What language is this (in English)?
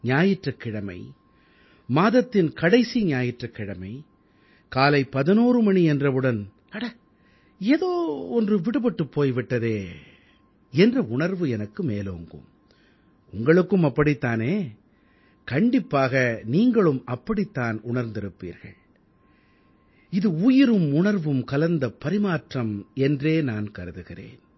Tamil